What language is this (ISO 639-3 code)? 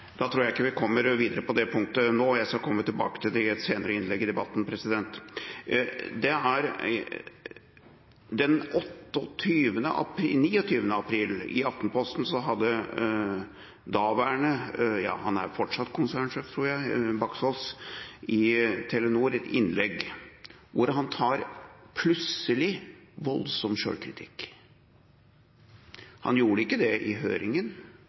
nob